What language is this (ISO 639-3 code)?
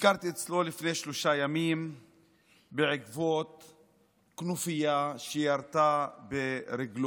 heb